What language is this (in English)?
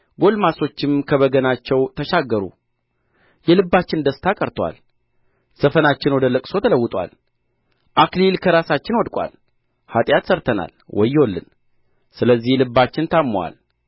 Amharic